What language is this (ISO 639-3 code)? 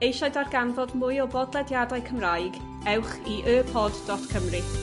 cym